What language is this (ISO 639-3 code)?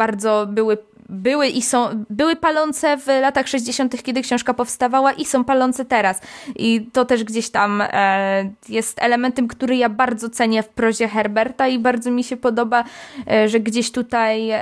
pol